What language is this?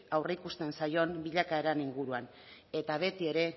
Basque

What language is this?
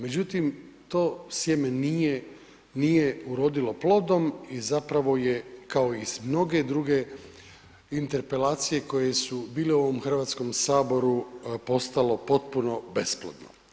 Croatian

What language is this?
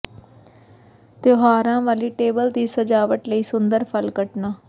Punjabi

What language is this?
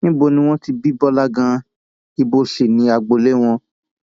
Yoruba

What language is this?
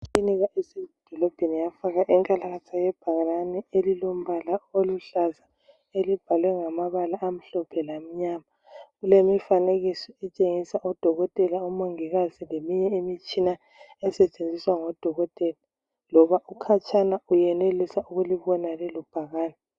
North Ndebele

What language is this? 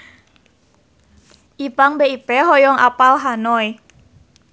Sundanese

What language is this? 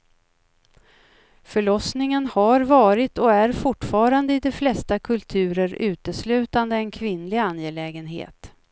Swedish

